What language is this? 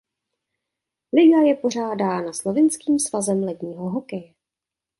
Czech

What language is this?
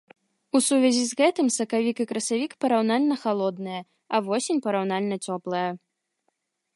Belarusian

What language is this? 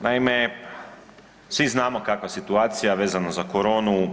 Croatian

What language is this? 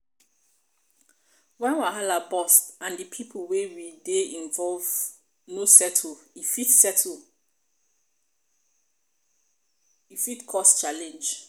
Nigerian Pidgin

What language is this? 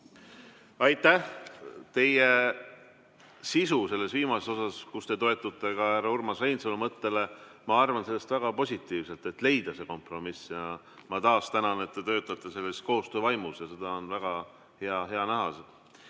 Estonian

